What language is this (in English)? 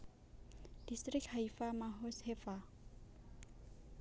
Javanese